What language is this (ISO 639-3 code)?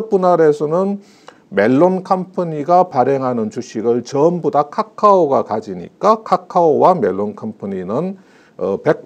kor